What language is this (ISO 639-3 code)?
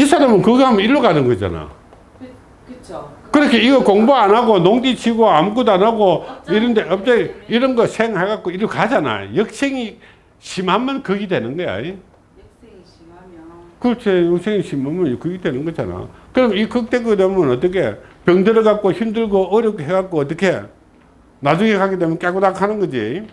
kor